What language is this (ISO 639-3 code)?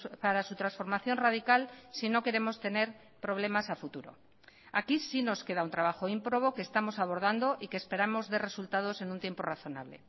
spa